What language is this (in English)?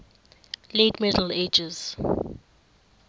Xhosa